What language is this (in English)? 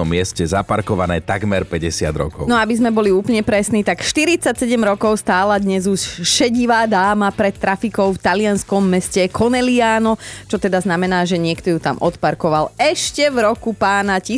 Slovak